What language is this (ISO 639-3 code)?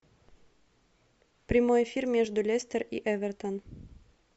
rus